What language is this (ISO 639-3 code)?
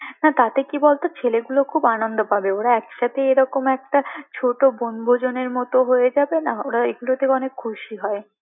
ben